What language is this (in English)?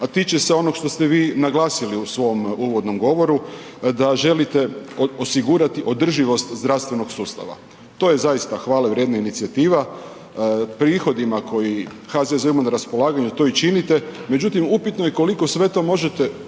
Croatian